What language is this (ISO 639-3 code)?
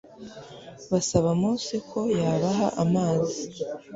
kin